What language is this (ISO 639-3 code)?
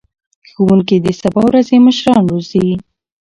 pus